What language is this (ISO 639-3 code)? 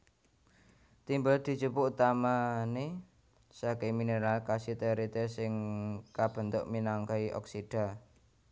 jav